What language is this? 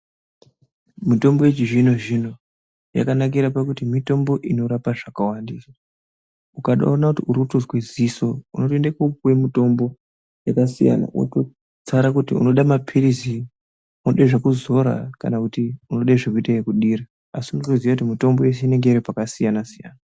Ndau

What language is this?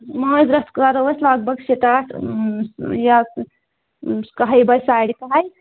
Kashmiri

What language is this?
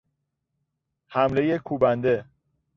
Persian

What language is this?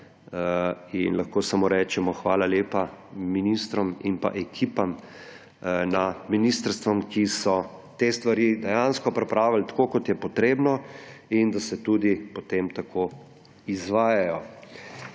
Slovenian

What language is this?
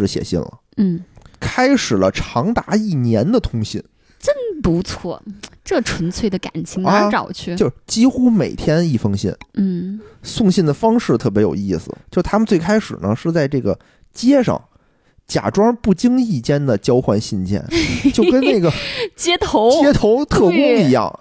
Chinese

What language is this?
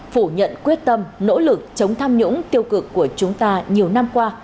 Vietnamese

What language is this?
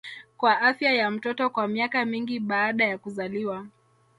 Swahili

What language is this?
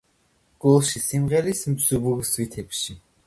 Georgian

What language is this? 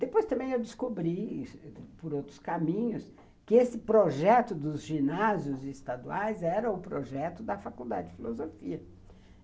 Portuguese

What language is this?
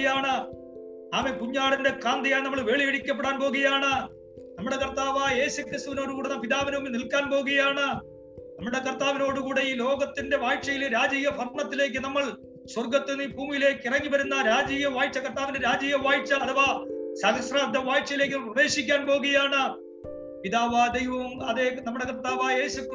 Malayalam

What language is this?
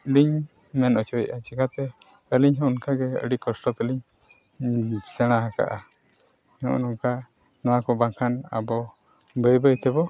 Santali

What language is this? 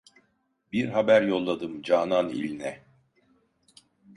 Turkish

